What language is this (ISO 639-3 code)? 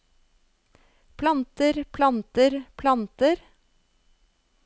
nor